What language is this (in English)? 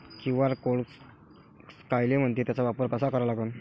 Marathi